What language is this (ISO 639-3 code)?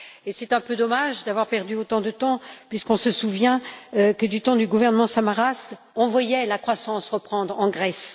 fra